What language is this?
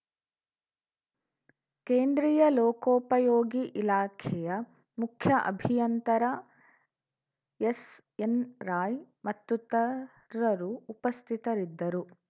Kannada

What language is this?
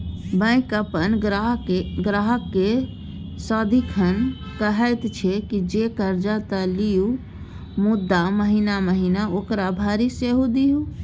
Maithili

